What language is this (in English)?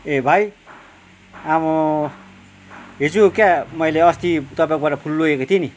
Nepali